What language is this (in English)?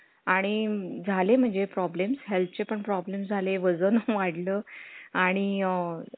Marathi